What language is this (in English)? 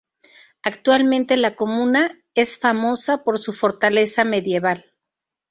Spanish